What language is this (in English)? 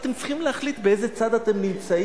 Hebrew